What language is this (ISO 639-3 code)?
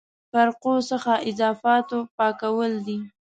pus